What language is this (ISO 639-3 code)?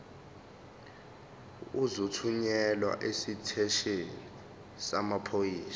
zul